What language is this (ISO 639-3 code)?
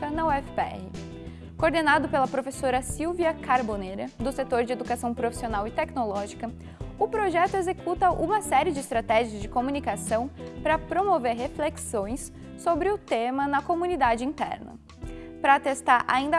por